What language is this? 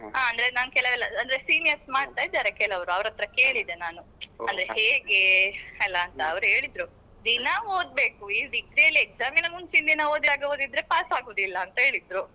Kannada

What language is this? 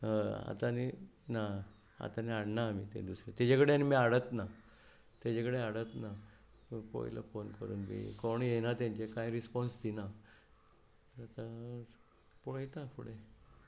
Konkani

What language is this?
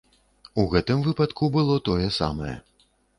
Belarusian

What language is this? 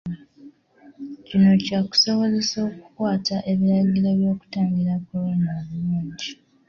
Ganda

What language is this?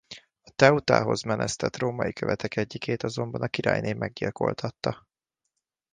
Hungarian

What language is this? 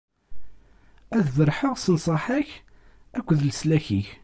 Kabyle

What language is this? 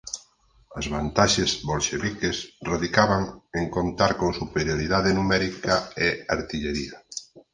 Galician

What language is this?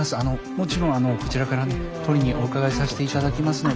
Japanese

